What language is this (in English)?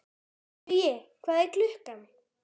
Icelandic